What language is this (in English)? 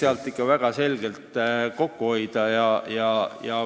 Estonian